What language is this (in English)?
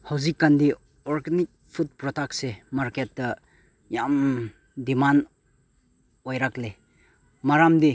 Manipuri